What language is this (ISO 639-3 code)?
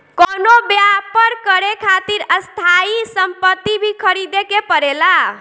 bho